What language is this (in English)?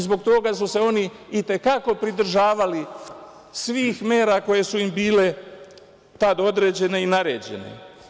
Serbian